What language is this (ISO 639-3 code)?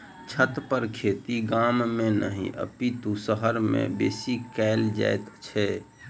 mai